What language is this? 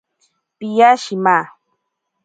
Ashéninka Perené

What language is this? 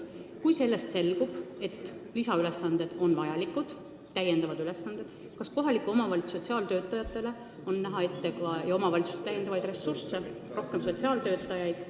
Estonian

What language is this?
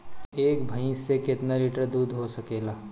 Bhojpuri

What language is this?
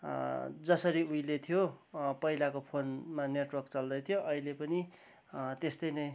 Nepali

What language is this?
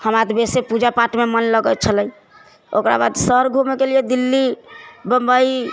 Maithili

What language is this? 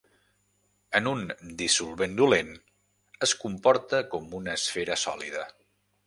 Catalan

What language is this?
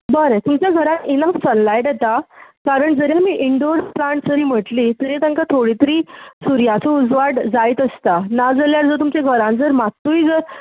Konkani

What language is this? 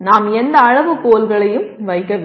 Tamil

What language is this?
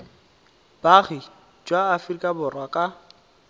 Tswana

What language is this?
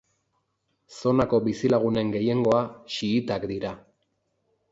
Basque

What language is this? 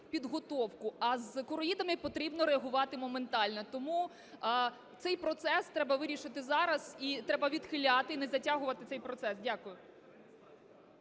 Ukrainian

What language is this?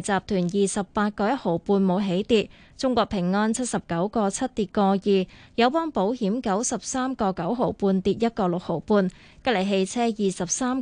Chinese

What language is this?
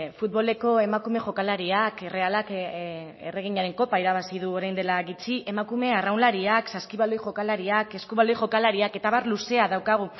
Basque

